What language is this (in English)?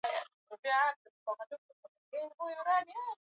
Swahili